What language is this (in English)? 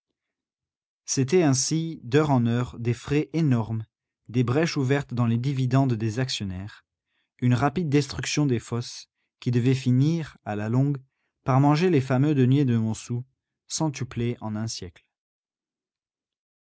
French